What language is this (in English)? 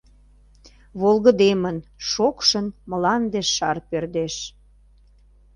Mari